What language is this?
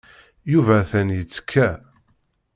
Kabyle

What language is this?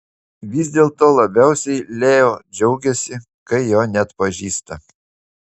Lithuanian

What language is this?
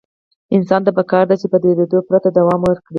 Pashto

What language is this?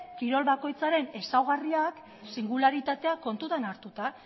Basque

